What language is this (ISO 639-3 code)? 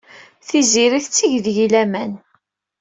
kab